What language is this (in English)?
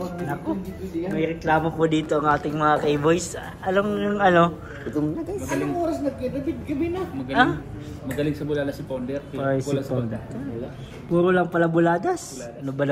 Filipino